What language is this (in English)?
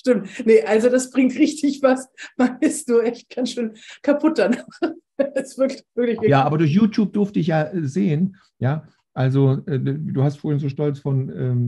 German